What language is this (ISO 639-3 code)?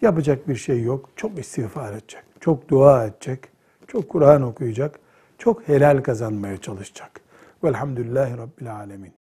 tur